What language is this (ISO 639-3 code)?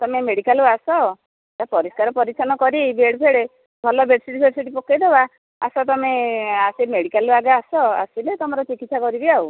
ori